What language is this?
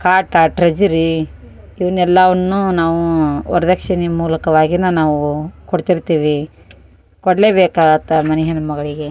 Kannada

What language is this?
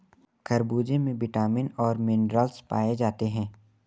Hindi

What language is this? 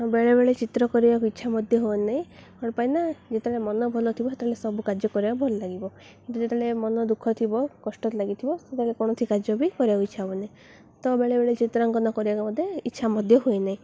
Odia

